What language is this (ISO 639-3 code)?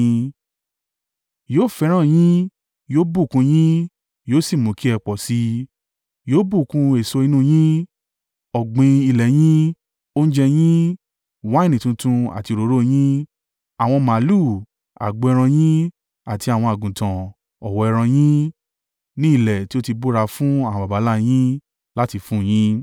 yor